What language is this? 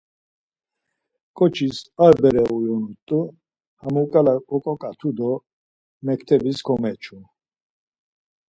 Laz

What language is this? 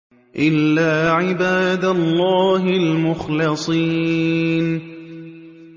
Arabic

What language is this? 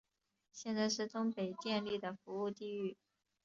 Chinese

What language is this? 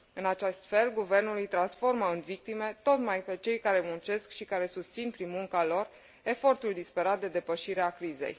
Romanian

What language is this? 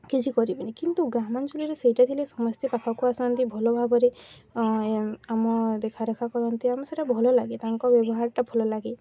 Odia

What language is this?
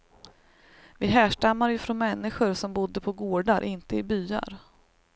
Swedish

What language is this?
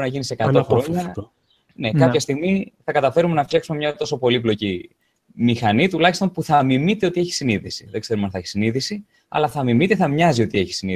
Greek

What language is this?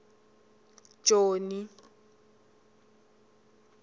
Tsonga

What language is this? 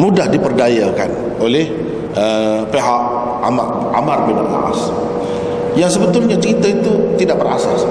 Malay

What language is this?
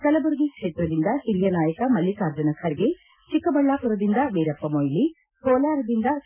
Kannada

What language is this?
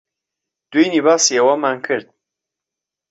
Central Kurdish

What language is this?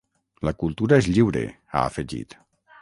Catalan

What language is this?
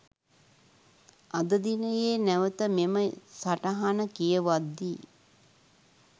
Sinhala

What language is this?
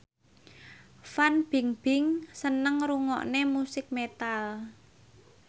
Javanese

